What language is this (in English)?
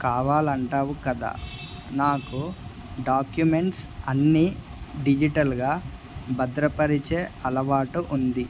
Telugu